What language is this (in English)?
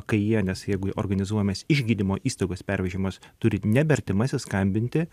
Lithuanian